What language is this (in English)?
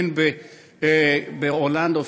Hebrew